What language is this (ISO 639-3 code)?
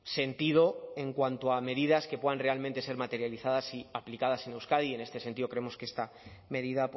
spa